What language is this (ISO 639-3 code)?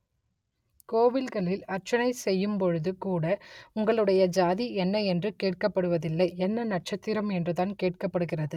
tam